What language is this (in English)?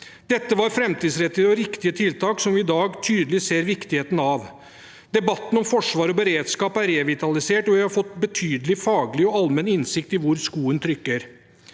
Norwegian